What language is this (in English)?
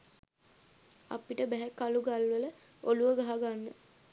Sinhala